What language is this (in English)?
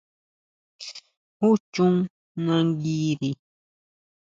Huautla Mazatec